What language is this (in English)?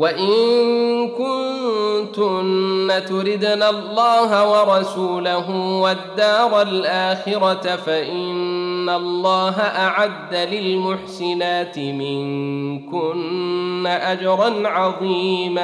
Arabic